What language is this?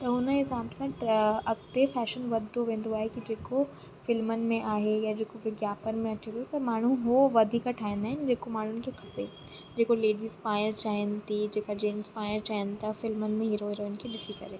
Sindhi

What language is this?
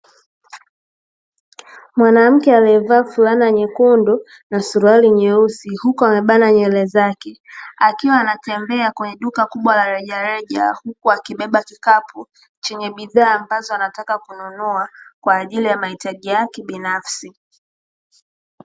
Swahili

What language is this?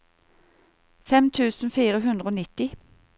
Norwegian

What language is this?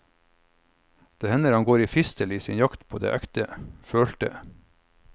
Norwegian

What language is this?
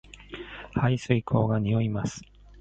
Japanese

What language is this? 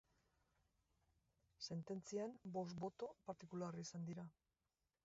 Basque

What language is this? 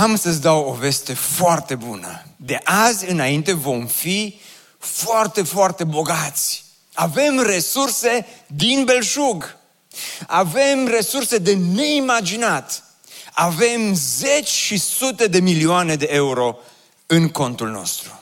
Romanian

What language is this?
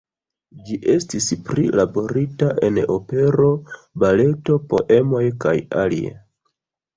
Esperanto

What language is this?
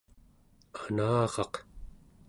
Central Yupik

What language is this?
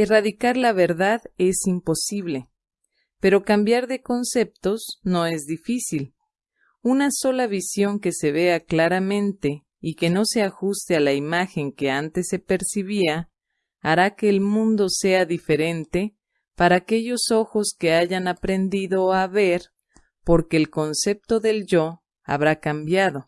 Spanish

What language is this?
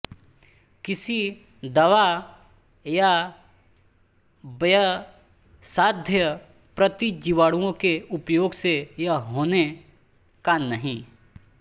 Hindi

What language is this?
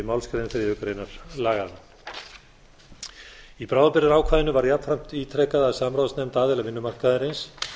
Icelandic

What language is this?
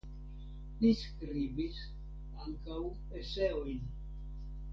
Esperanto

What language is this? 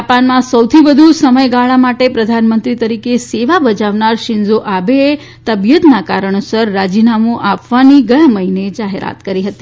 Gujarati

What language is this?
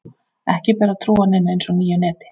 Icelandic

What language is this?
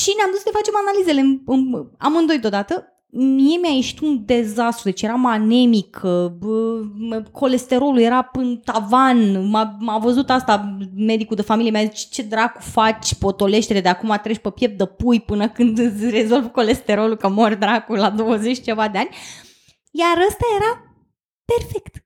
Romanian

